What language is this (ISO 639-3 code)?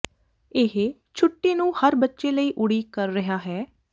pan